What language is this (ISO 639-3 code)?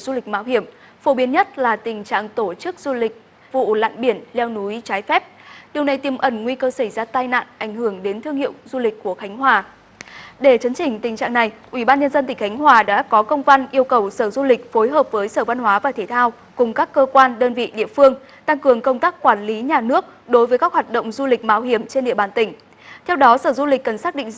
vie